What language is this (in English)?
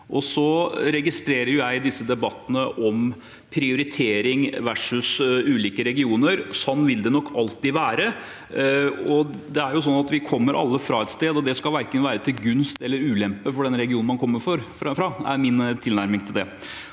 Norwegian